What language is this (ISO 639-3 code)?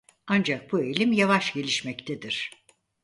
tur